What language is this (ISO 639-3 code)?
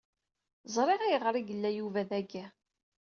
kab